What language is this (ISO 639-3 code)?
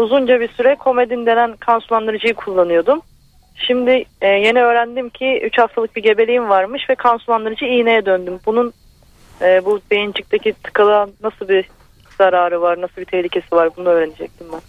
tur